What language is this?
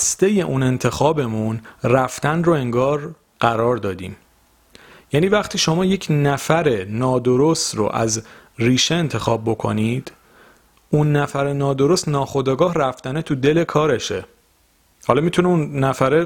Persian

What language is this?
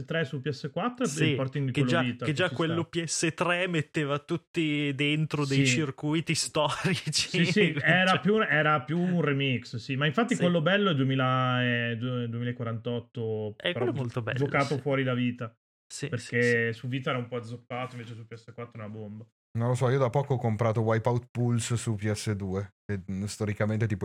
Italian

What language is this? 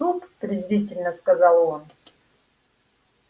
Russian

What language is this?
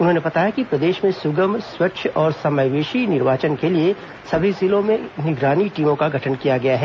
Hindi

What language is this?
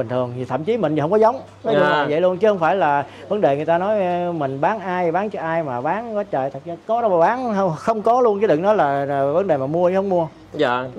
Vietnamese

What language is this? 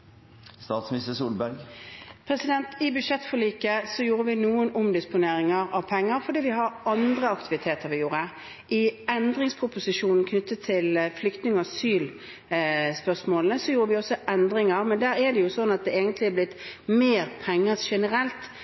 Norwegian Bokmål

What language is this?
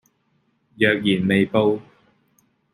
Cantonese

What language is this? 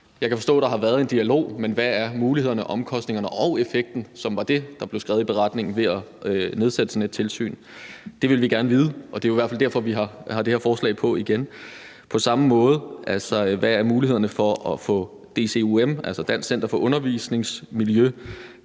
Danish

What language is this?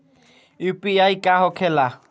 Bhojpuri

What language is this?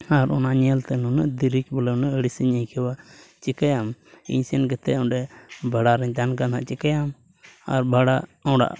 Santali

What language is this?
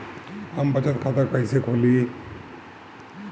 Bhojpuri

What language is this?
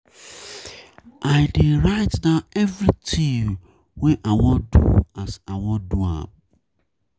Nigerian Pidgin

